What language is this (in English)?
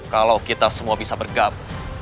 Indonesian